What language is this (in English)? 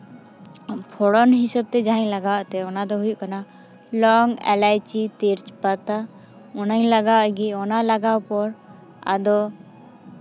Santali